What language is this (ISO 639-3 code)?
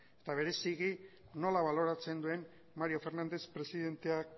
eus